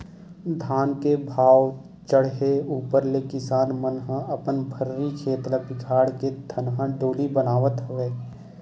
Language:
Chhattisgarhi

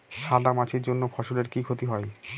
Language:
Bangla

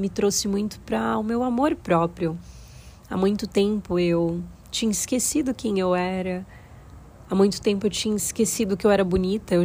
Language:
Portuguese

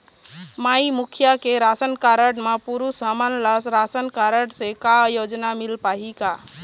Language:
Chhattisgarhi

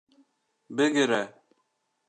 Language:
Kurdish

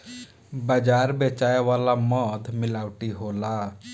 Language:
Bhojpuri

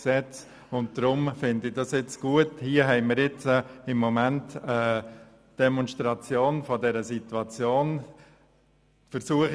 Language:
Swiss German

